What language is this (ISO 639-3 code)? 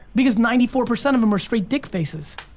eng